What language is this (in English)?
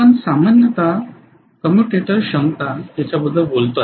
Marathi